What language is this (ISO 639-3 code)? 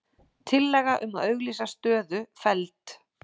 isl